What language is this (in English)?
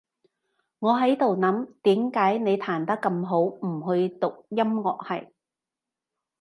Cantonese